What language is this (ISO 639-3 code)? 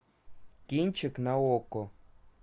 rus